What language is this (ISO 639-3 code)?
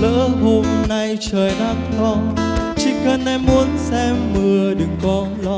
vie